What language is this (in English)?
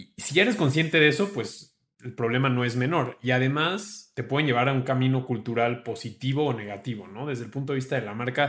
Spanish